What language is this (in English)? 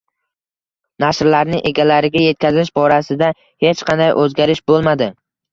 Uzbek